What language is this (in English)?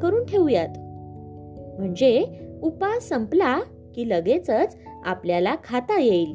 Marathi